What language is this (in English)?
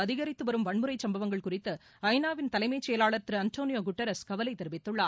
Tamil